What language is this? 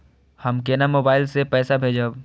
Maithili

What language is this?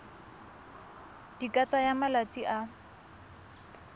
Tswana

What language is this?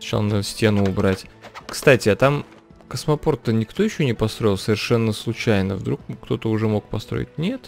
Russian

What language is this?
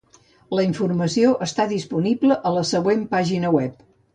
Catalan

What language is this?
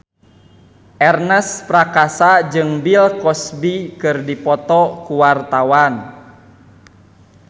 Sundanese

